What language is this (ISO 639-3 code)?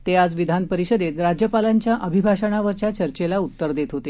mar